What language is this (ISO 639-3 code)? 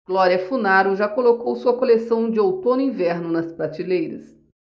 por